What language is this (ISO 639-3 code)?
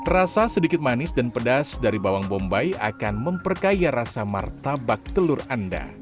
ind